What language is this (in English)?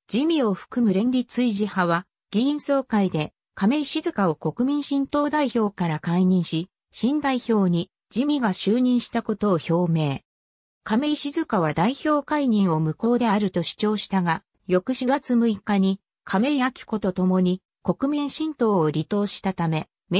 Japanese